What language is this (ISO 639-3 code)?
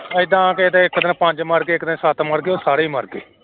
pan